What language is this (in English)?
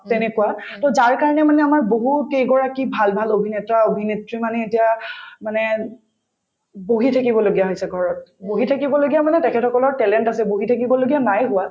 Assamese